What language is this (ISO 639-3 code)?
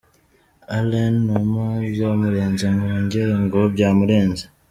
kin